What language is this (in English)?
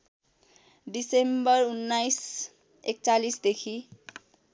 Nepali